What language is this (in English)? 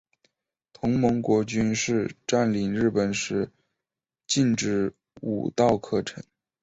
Chinese